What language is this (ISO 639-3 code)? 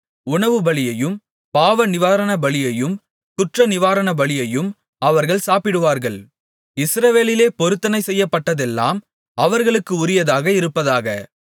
tam